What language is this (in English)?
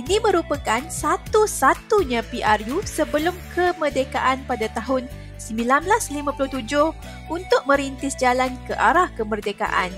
Malay